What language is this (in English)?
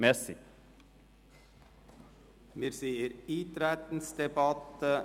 Swiss German